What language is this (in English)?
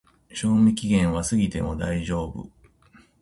Japanese